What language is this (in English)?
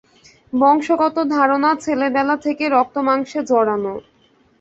Bangla